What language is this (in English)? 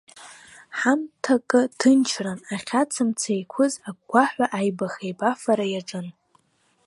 Abkhazian